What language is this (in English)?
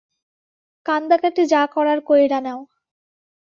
Bangla